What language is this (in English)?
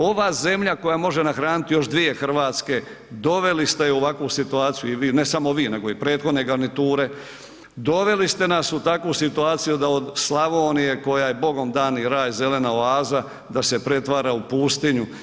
Croatian